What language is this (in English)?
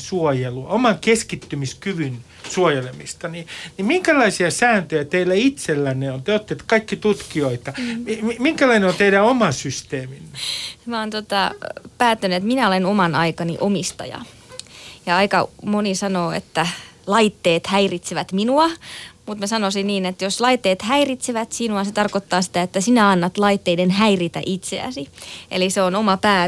Finnish